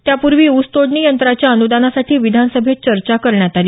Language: Marathi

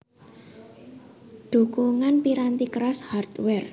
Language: Javanese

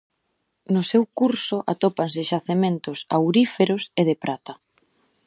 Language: Galician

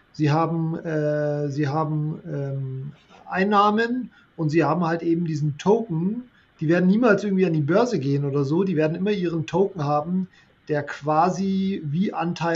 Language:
German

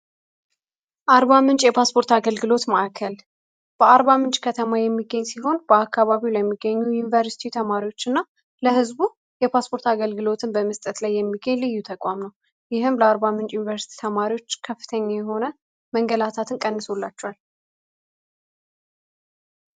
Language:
Amharic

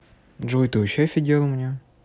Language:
Russian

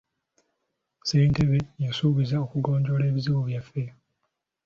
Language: Ganda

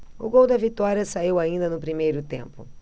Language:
Portuguese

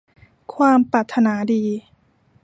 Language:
Thai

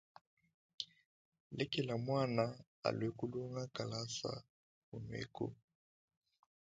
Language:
Luba-Lulua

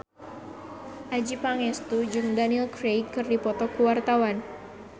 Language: Sundanese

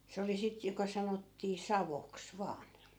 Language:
Finnish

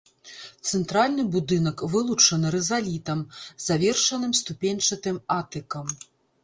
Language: Belarusian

